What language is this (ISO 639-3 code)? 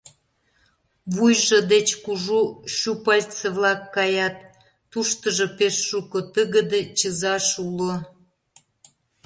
chm